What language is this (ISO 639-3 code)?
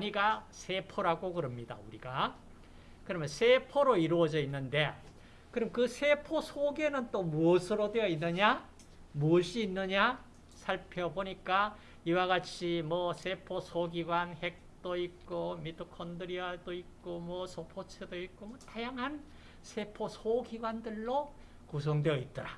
kor